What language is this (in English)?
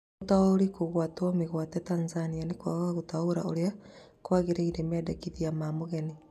Kikuyu